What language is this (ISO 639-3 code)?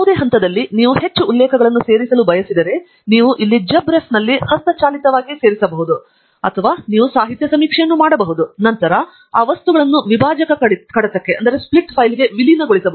kan